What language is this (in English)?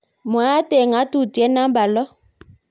Kalenjin